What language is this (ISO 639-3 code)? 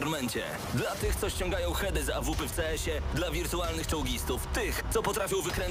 pol